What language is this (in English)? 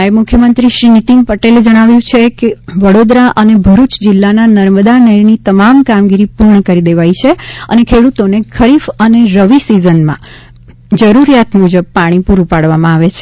Gujarati